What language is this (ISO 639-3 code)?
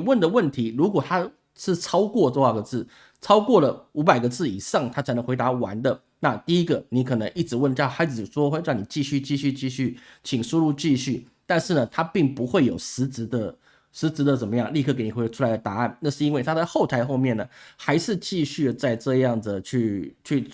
zho